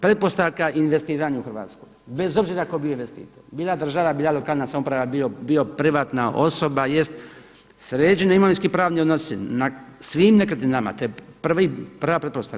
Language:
Croatian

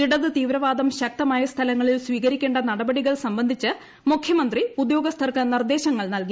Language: Malayalam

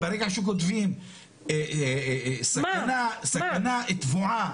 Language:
Hebrew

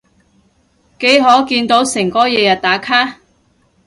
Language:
Cantonese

